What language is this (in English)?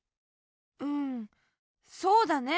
Japanese